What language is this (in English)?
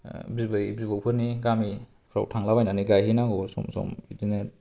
Bodo